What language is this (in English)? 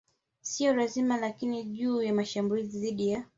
Swahili